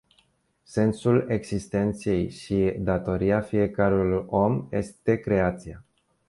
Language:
Romanian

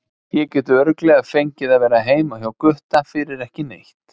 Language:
Icelandic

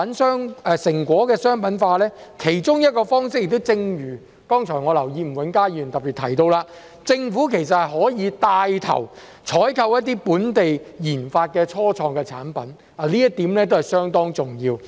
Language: Cantonese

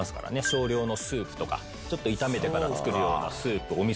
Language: Japanese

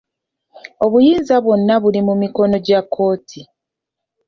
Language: Ganda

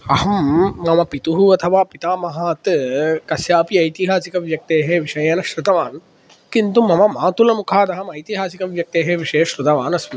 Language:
Sanskrit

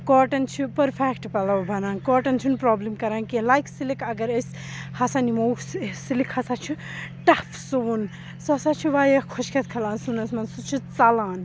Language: Kashmiri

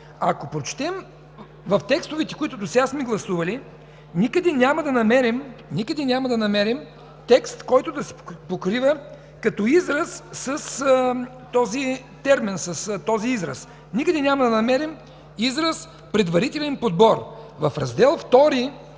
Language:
Bulgarian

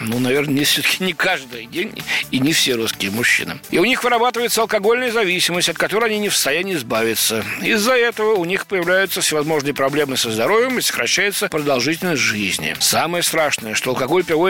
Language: Russian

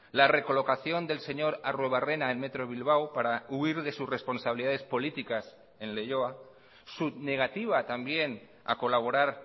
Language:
Spanish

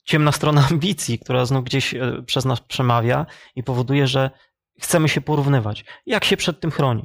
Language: Polish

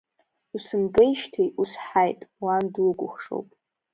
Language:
Abkhazian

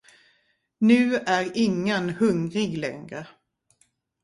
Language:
Swedish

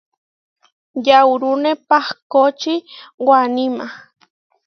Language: Huarijio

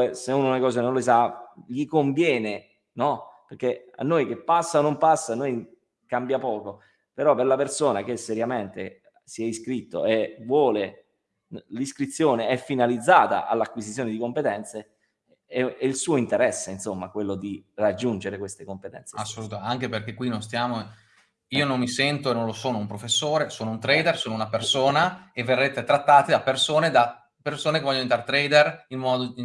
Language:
Italian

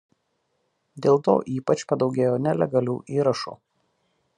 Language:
Lithuanian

